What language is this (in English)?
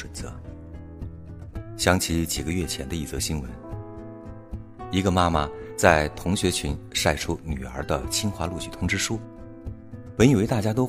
Chinese